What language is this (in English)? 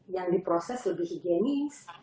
Indonesian